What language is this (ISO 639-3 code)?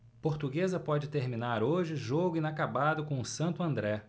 por